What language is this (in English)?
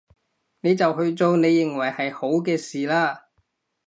Cantonese